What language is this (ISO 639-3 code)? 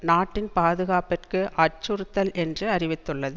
tam